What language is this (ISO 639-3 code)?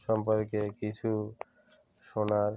ben